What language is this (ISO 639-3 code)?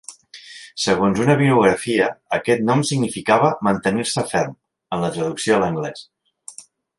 cat